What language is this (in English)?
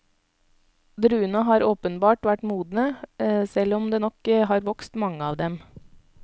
Norwegian